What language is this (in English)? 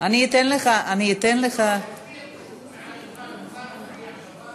Hebrew